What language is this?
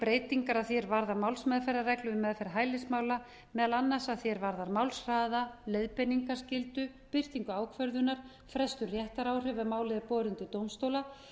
Icelandic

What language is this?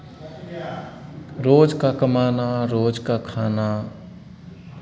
Hindi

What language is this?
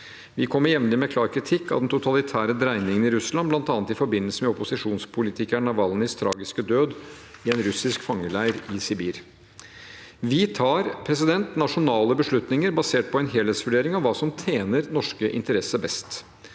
Norwegian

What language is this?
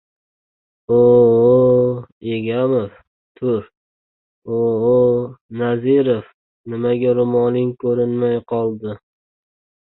Uzbek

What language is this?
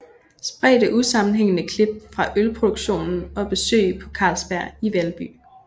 Danish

